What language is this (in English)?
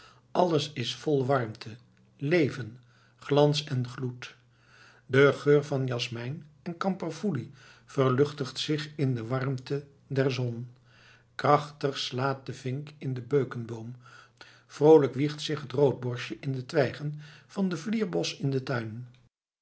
Dutch